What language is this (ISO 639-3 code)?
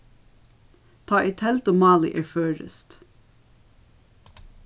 fao